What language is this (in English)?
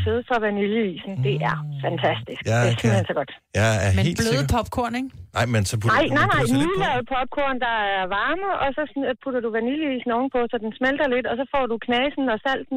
Danish